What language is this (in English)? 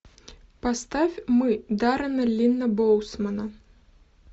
Russian